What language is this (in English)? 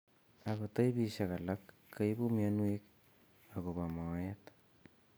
Kalenjin